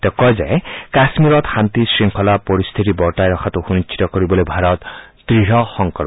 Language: Assamese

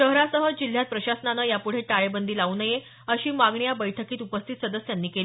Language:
Marathi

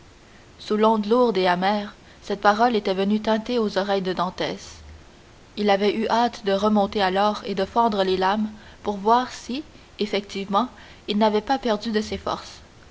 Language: French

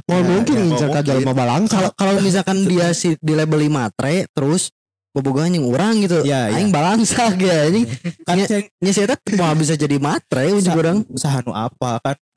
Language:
Indonesian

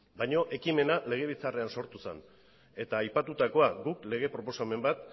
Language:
Basque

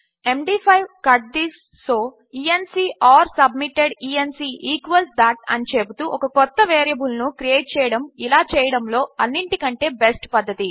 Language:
Telugu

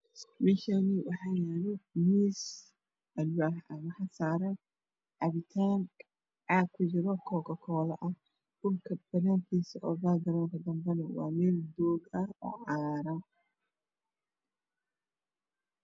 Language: Somali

